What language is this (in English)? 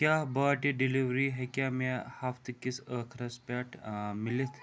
Kashmiri